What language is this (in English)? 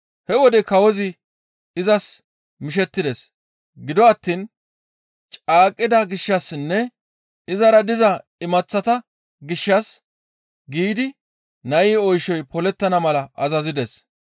Gamo